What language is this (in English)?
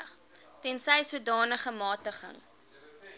Afrikaans